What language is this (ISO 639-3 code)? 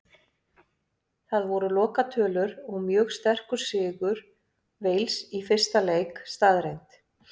isl